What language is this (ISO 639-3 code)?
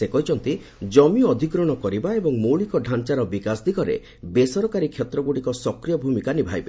ori